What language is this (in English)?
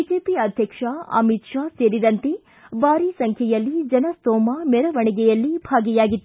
Kannada